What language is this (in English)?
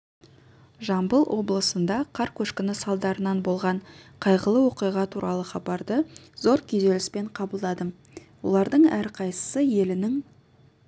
Kazakh